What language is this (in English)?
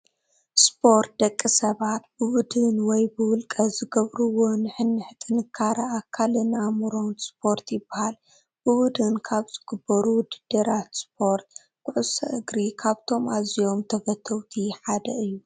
Tigrinya